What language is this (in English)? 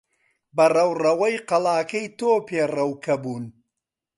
Central Kurdish